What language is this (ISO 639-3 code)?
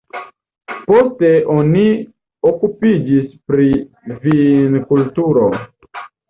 epo